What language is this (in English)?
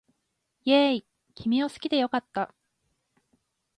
Japanese